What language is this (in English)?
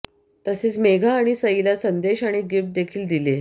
Marathi